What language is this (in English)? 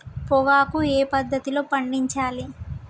Telugu